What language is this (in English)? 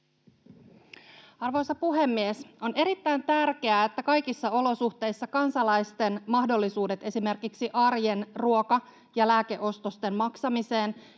Finnish